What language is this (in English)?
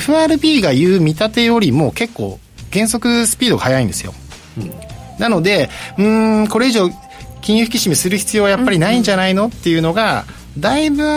Japanese